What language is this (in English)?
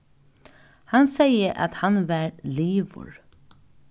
Faroese